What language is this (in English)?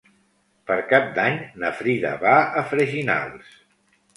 Catalan